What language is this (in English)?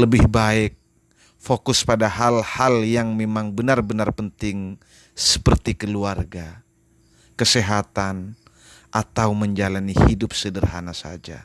Indonesian